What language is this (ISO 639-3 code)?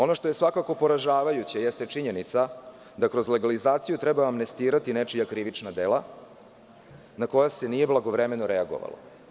srp